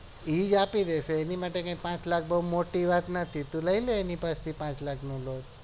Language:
Gujarati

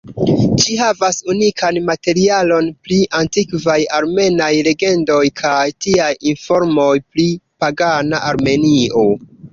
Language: Esperanto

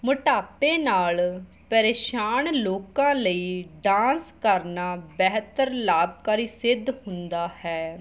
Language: Punjabi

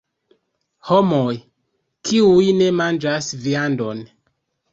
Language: Esperanto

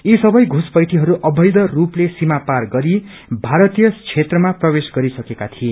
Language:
Nepali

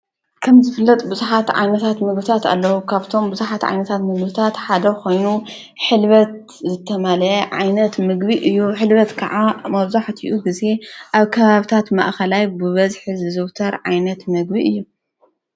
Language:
Tigrinya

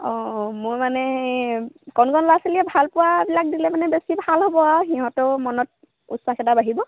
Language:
Assamese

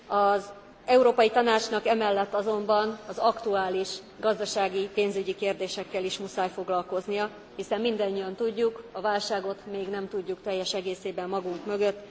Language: Hungarian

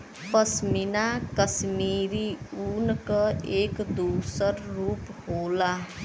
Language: Bhojpuri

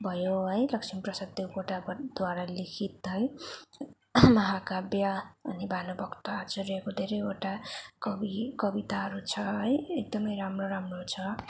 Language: Nepali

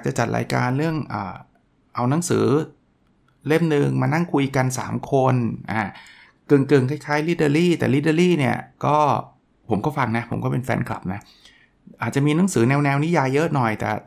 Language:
Thai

